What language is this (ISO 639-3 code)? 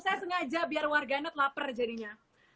ind